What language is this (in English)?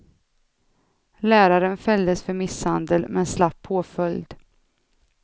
Swedish